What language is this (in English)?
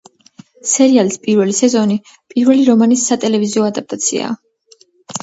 Georgian